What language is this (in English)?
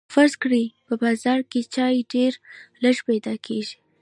Pashto